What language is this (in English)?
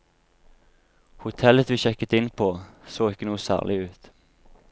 Norwegian